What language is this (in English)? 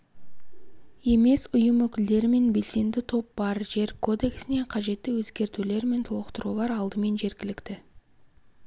Kazakh